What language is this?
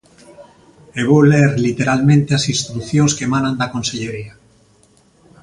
Galician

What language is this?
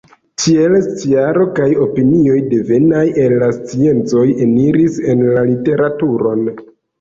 Esperanto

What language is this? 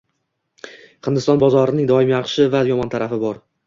Uzbek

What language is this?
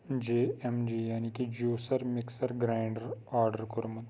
Kashmiri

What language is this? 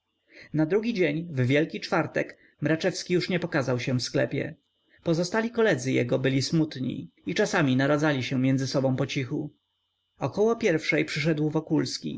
Polish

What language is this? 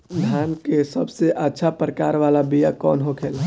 Bhojpuri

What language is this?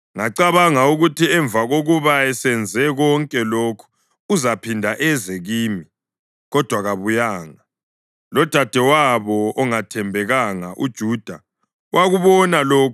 North Ndebele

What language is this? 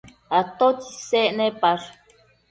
Matsés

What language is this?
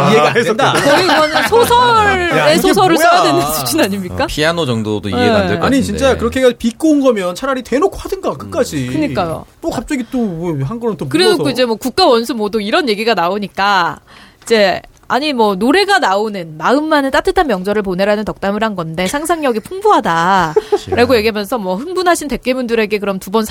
Korean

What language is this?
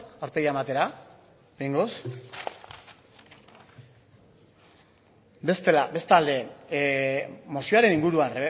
Basque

